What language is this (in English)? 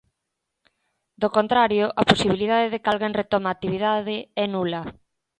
Galician